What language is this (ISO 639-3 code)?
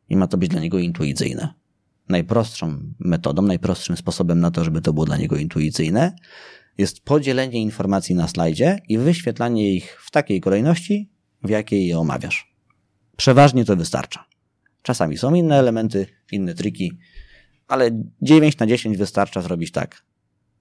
pol